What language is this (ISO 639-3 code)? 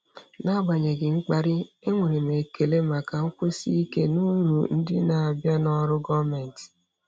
ibo